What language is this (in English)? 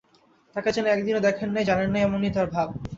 Bangla